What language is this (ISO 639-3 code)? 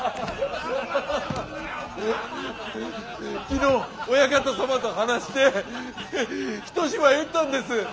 jpn